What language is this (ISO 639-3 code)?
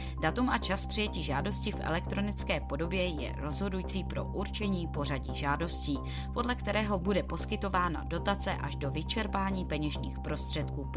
ces